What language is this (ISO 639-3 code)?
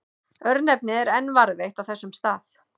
isl